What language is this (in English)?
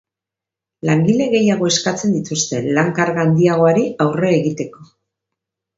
Basque